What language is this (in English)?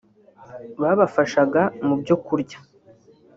Kinyarwanda